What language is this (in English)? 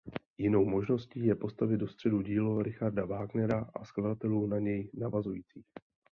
Czech